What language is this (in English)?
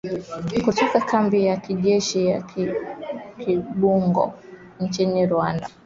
Swahili